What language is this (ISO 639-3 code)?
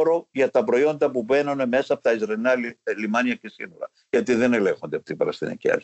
ell